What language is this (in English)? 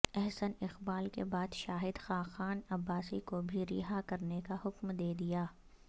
Urdu